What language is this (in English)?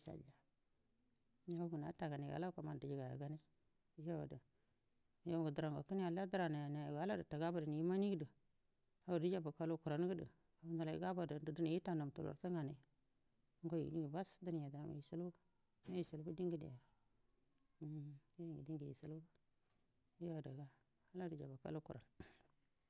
Buduma